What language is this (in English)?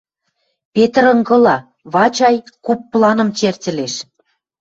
Western Mari